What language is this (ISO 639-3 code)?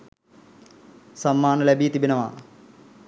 sin